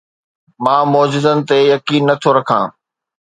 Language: Sindhi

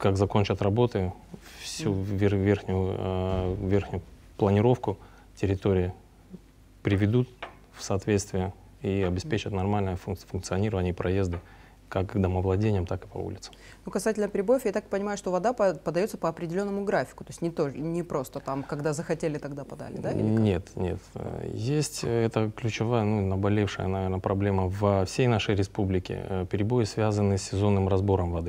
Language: Russian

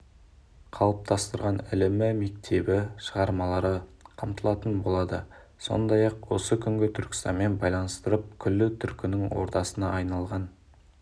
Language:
Kazakh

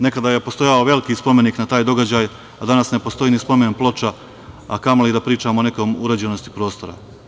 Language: Serbian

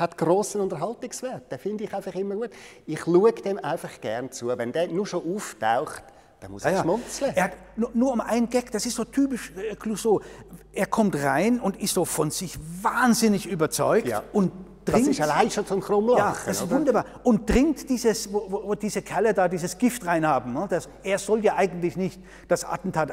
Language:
German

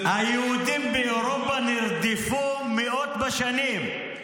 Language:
Hebrew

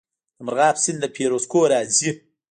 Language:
Pashto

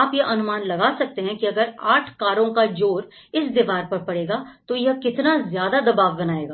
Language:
Hindi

